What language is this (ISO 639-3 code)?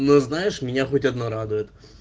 rus